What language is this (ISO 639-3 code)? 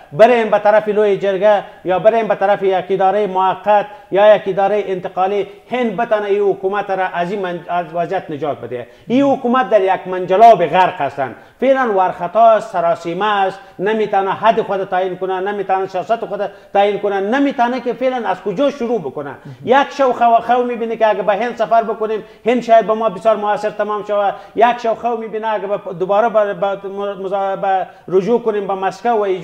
fas